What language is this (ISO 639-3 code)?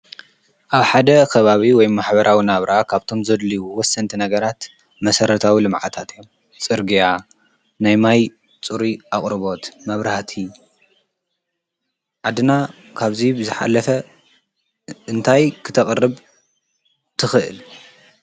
tir